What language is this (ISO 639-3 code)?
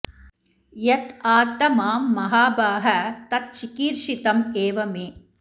san